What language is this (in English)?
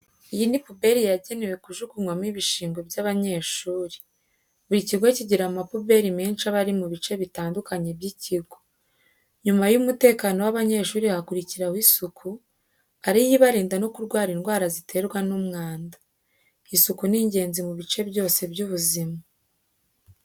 Kinyarwanda